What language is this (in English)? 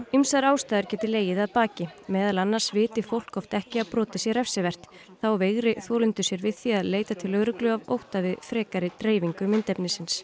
Icelandic